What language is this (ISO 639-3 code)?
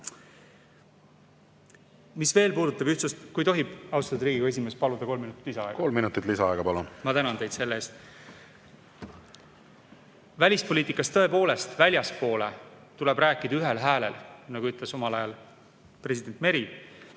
est